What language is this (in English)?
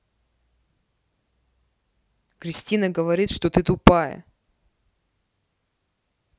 Russian